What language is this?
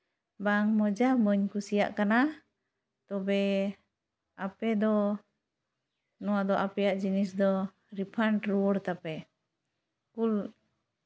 Santali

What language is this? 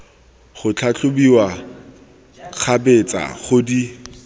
Tswana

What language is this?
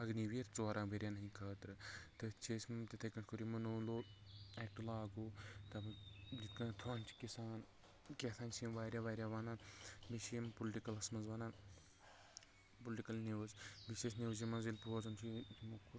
Kashmiri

